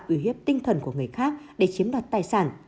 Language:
Vietnamese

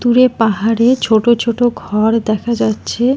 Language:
Bangla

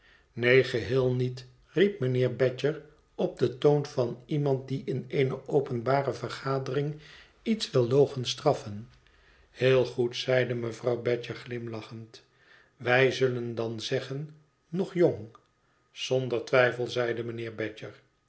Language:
Dutch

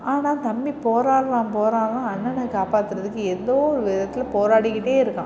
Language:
Tamil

